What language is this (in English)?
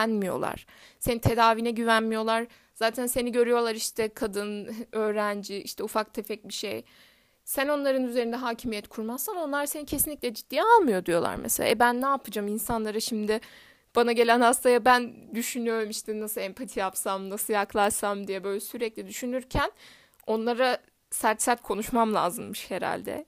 Turkish